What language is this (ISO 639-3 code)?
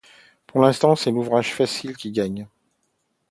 fra